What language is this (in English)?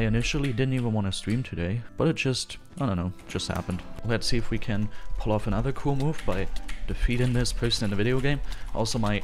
English